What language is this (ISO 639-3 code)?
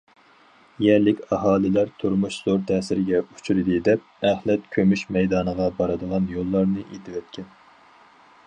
uig